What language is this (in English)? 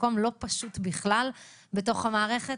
Hebrew